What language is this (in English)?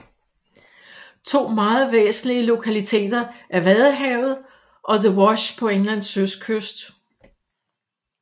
Danish